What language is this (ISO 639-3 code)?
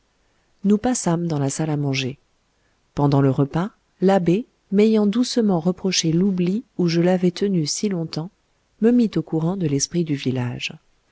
fra